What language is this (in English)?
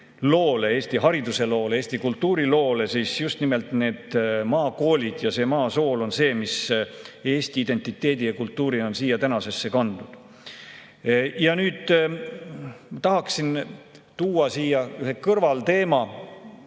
Estonian